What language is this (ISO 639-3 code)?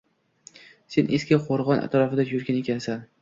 uzb